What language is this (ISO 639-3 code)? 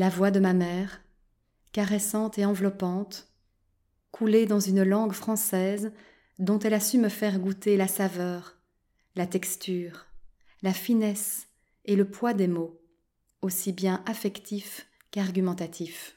fra